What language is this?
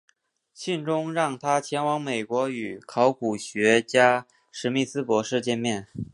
Chinese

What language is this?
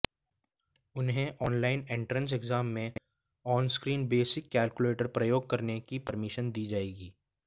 Hindi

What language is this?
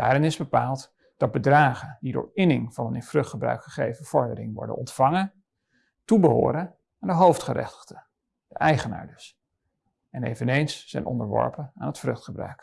Dutch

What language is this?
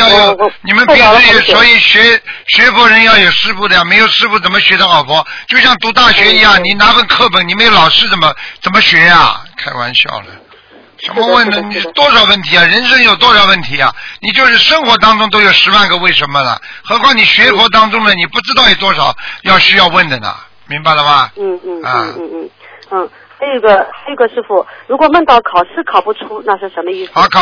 Chinese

